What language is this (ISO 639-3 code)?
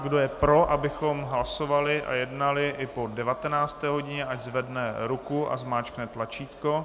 ces